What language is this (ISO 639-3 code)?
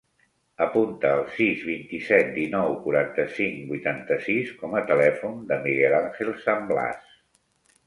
cat